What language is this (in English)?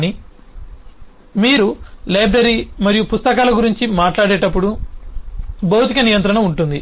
Telugu